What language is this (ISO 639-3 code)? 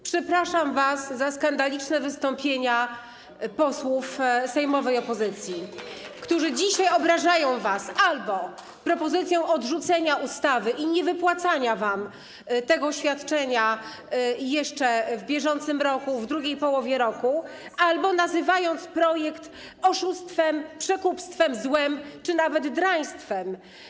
pol